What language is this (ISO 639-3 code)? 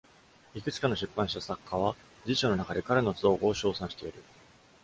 jpn